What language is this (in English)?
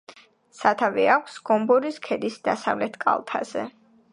Georgian